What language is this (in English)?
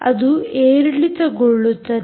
Kannada